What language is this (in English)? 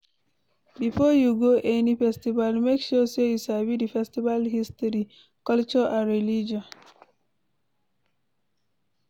Nigerian Pidgin